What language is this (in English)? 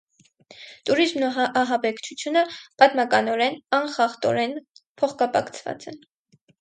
Armenian